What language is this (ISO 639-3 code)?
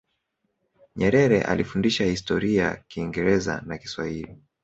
swa